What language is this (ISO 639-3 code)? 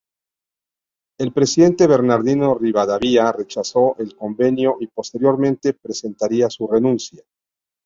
spa